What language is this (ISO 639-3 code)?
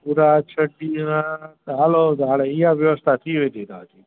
snd